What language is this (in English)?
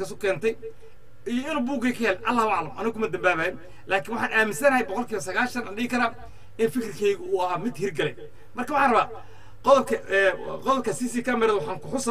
Arabic